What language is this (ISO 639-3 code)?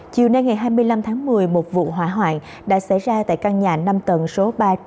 vie